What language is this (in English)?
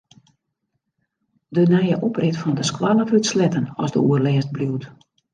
Western Frisian